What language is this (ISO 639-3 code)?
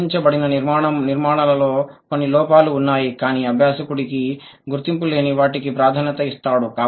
tel